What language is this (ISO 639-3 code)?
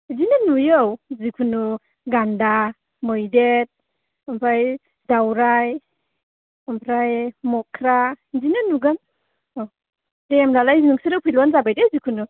brx